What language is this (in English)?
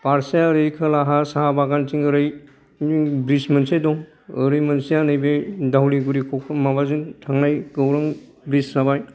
Bodo